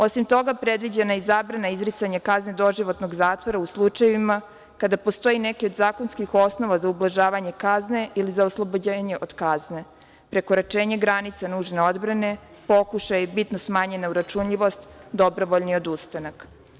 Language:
Serbian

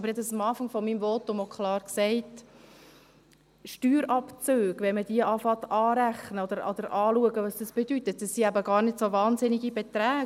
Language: Swiss German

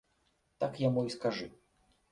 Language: Belarusian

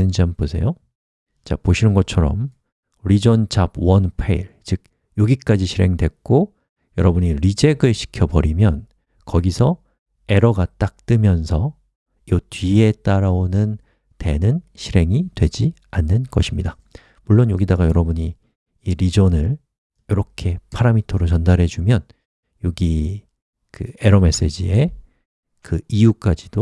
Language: Korean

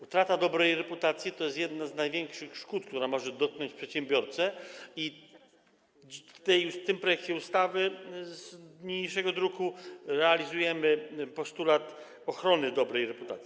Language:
Polish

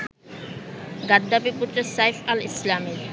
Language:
Bangla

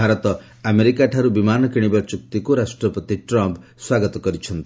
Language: Odia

